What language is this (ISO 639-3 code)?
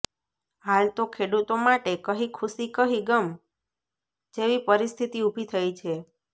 guj